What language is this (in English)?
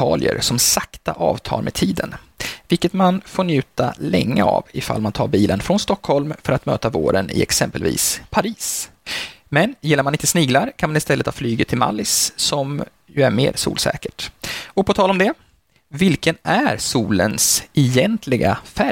Swedish